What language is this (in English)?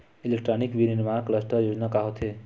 Chhattisgarhi